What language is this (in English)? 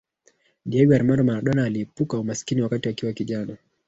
Swahili